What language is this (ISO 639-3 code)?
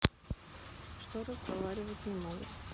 rus